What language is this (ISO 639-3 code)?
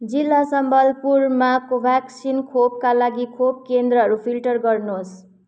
nep